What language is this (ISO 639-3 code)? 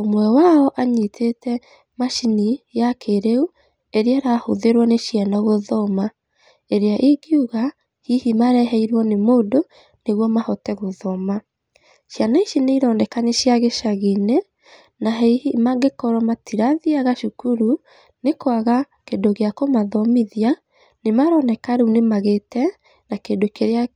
kik